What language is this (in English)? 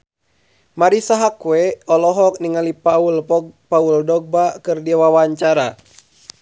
Sundanese